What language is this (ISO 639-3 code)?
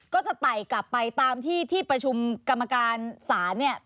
tha